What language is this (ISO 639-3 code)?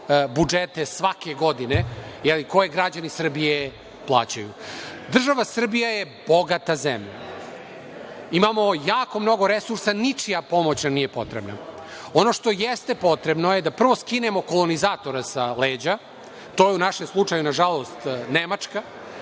srp